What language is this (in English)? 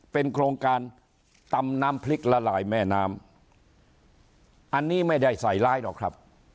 Thai